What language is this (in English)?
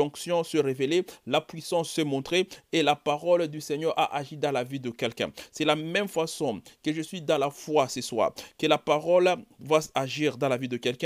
French